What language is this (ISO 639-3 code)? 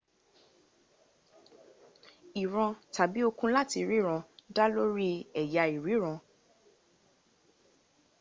yor